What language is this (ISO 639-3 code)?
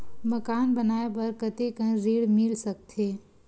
hne